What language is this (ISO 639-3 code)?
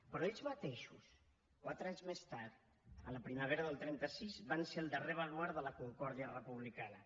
cat